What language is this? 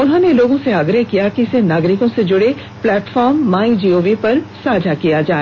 Hindi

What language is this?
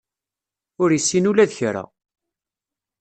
Kabyle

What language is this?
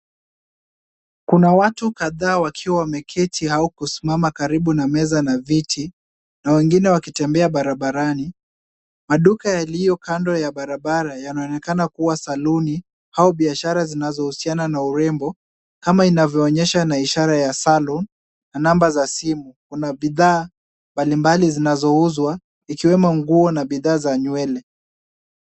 Swahili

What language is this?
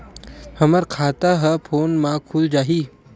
Chhattisgarhi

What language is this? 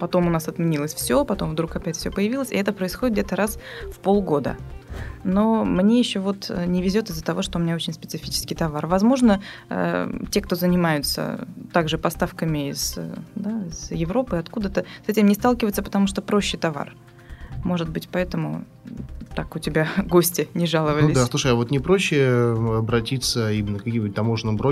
Russian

